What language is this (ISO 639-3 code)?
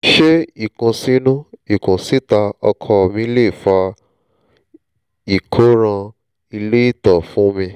yor